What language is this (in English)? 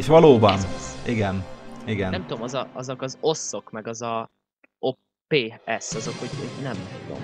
Hungarian